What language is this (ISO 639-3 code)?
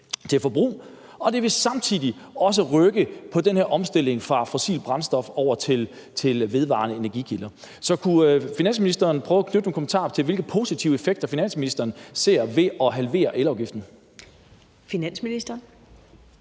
dan